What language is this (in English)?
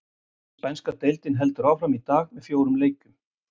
Icelandic